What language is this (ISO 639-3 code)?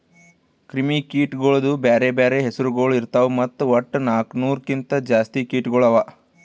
kan